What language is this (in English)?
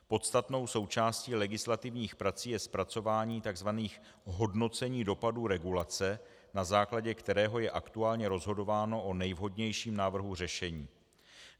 Czech